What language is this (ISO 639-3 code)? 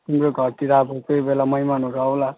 nep